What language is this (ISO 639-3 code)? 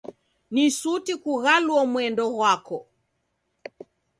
dav